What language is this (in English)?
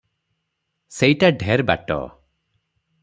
Odia